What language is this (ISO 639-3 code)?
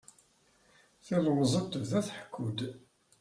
kab